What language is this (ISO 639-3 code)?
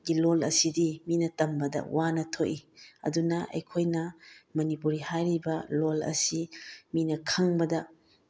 mni